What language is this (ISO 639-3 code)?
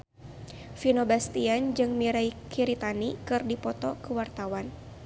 sun